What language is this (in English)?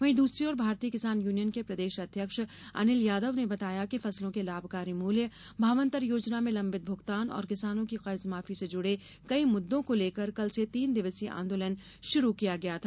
Hindi